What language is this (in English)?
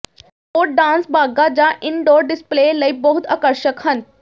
Punjabi